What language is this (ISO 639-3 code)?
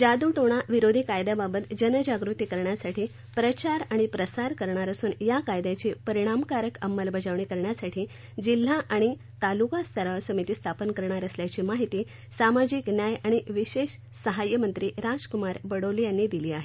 mar